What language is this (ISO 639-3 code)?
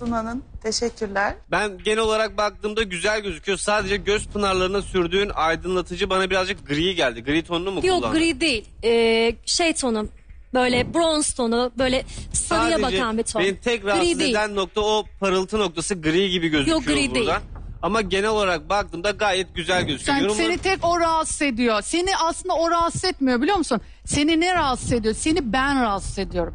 tur